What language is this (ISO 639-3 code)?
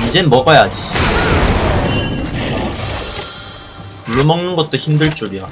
kor